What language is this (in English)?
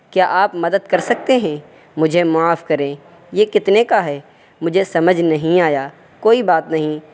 Urdu